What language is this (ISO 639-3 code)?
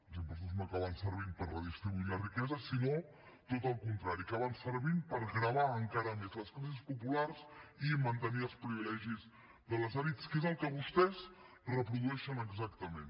cat